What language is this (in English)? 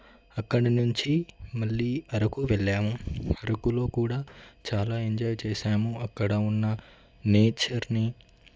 Telugu